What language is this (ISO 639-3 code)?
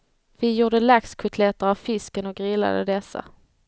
swe